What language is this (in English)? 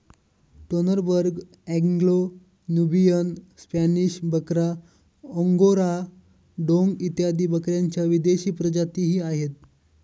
Marathi